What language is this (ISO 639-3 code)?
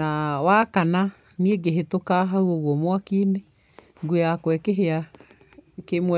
kik